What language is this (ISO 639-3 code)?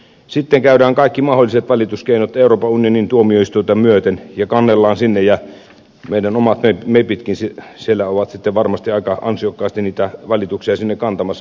fin